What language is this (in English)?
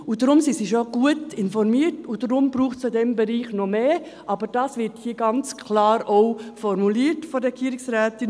Swiss German